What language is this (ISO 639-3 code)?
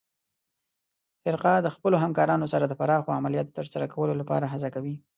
pus